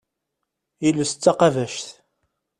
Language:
Kabyle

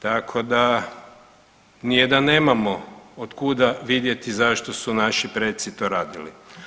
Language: Croatian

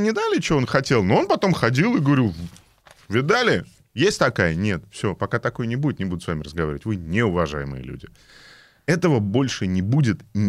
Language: Russian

